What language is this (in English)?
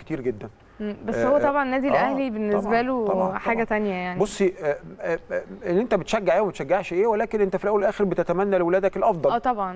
Arabic